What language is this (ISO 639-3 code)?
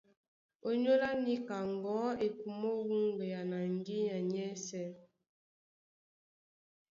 dua